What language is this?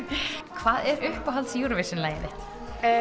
Icelandic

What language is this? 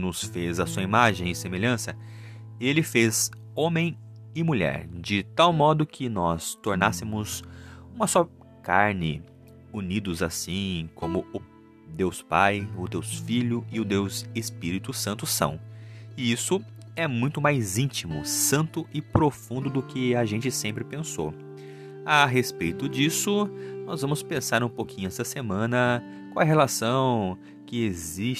Portuguese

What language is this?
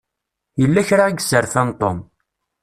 Kabyle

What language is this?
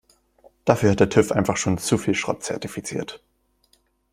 German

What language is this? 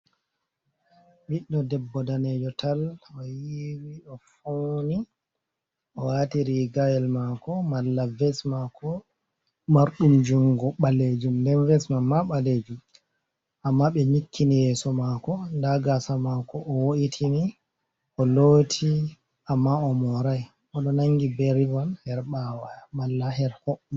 Fula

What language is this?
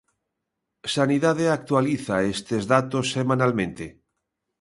Galician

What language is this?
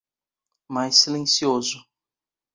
Portuguese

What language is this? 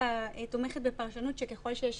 Hebrew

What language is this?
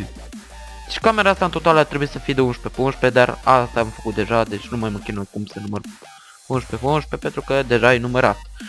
Romanian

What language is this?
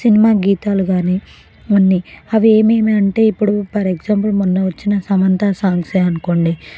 Telugu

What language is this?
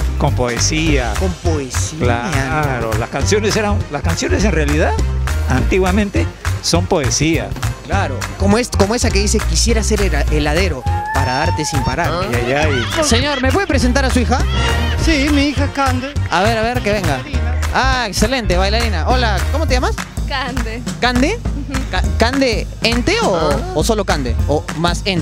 Spanish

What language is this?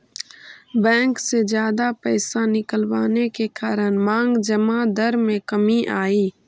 Magahi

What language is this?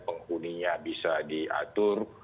Indonesian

